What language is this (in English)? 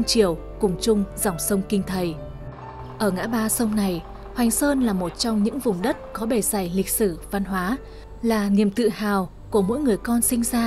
Vietnamese